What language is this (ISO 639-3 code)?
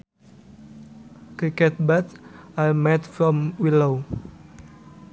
sun